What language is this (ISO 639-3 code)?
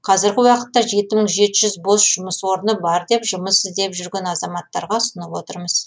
kaz